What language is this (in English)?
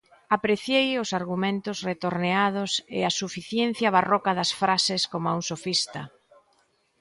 Galician